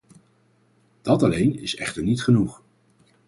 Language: Dutch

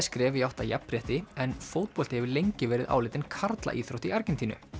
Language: Icelandic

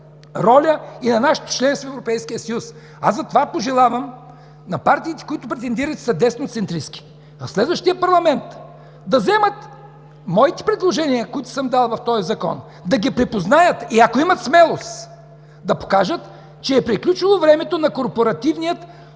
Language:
Bulgarian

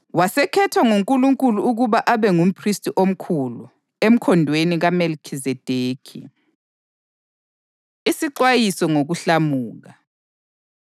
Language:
North Ndebele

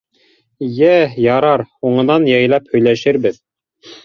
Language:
Bashkir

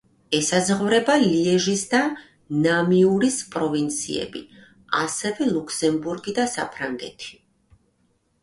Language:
Georgian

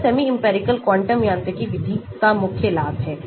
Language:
Hindi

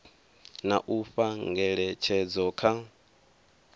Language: Venda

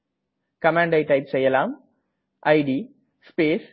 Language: Tamil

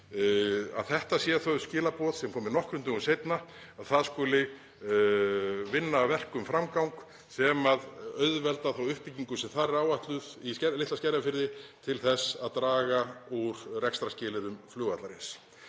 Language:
Icelandic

